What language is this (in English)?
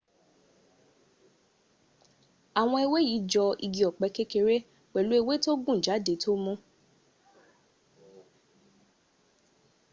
Yoruba